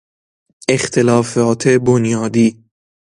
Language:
Persian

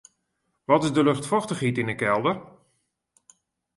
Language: Western Frisian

